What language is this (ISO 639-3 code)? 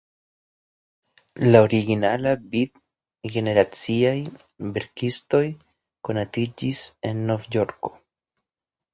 epo